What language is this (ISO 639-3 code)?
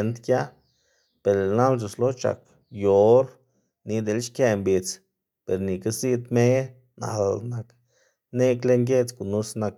ztg